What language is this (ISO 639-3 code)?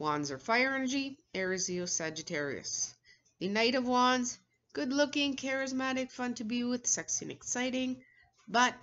eng